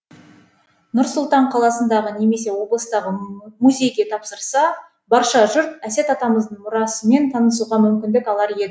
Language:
Kazakh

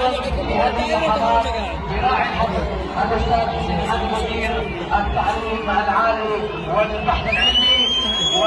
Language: Arabic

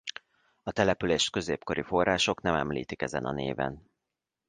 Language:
Hungarian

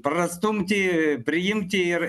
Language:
Lithuanian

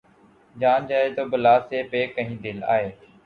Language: Urdu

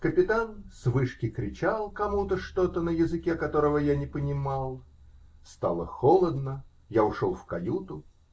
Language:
Russian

